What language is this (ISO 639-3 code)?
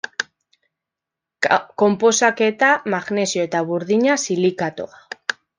eus